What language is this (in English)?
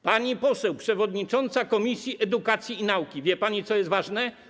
Polish